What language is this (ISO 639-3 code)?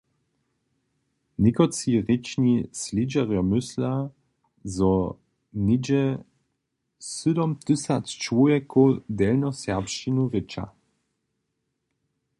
hsb